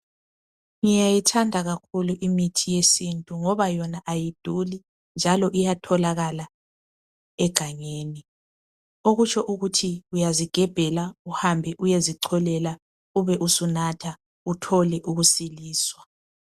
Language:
North Ndebele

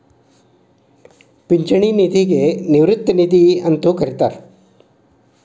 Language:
Kannada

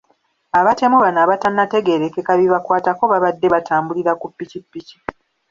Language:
Ganda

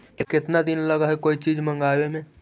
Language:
Magahi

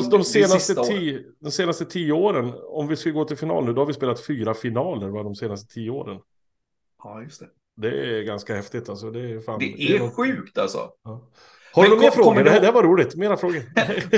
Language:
Swedish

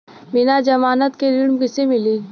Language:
Bhojpuri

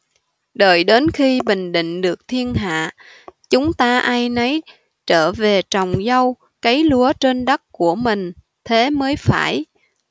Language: Vietnamese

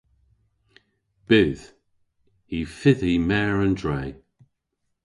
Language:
Cornish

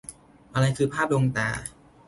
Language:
Thai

